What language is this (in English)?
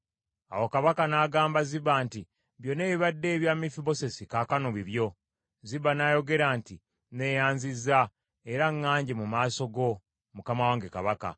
Ganda